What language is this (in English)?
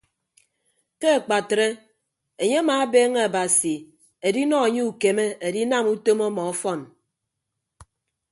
Ibibio